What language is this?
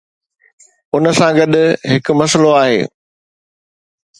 Sindhi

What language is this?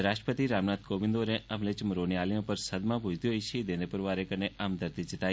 Dogri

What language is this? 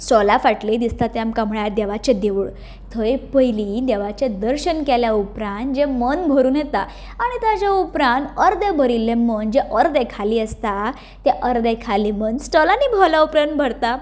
Konkani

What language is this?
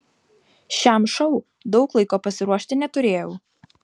Lithuanian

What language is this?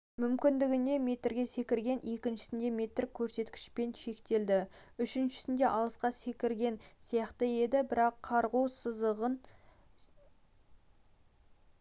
Kazakh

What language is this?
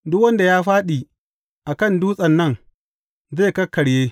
Hausa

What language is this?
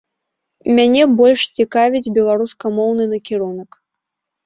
Belarusian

